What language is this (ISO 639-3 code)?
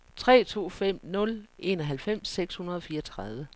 dan